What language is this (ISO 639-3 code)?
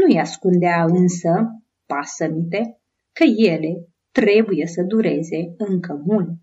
ron